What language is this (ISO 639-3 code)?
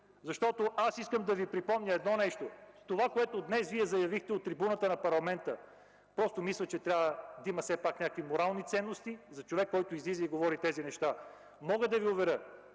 bul